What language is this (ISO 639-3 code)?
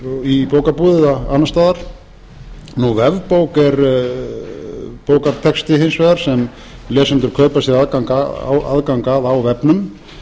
isl